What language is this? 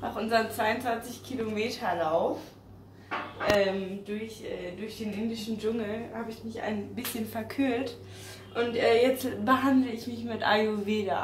German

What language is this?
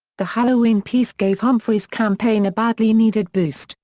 English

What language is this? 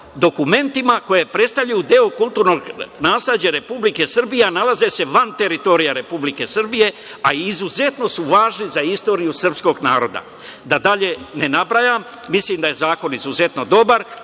Serbian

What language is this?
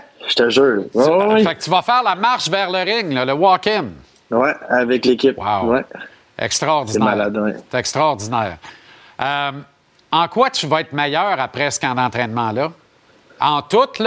French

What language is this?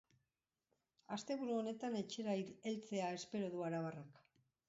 Basque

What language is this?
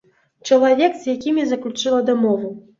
Belarusian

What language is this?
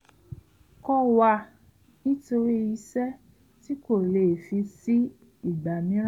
Yoruba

